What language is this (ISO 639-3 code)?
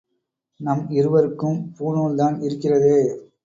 tam